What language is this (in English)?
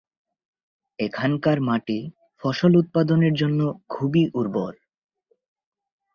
Bangla